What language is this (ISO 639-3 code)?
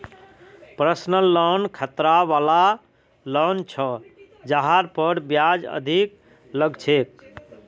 mag